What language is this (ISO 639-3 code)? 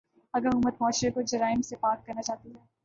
urd